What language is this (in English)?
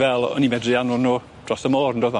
Welsh